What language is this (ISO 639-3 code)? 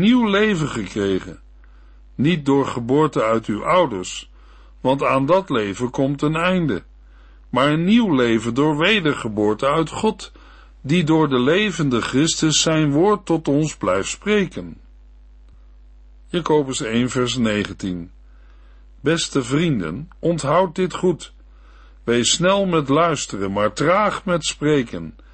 nld